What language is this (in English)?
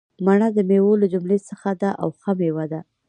Pashto